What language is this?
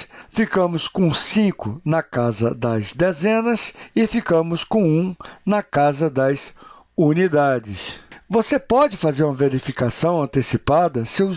Portuguese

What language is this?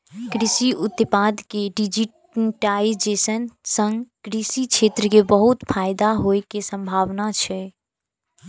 Maithili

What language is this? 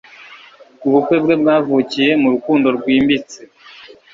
Kinyarwanda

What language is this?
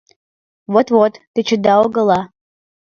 Mari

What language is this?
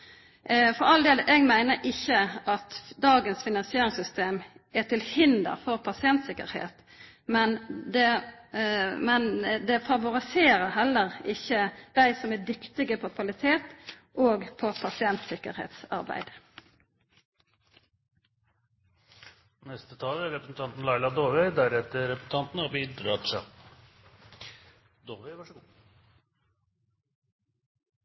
Norwegian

